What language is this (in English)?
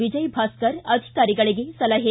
Kannada